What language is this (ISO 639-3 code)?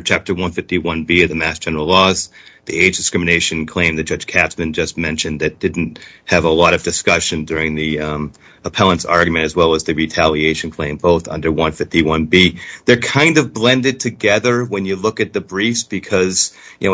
eng